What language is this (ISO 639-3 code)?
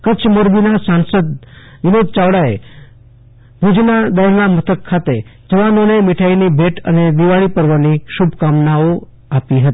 guj